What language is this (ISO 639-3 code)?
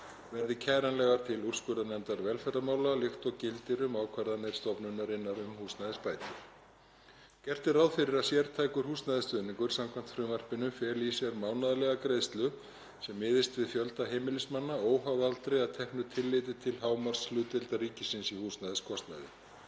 isl